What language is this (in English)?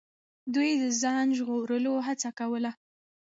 Pashto